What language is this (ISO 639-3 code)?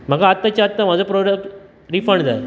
kok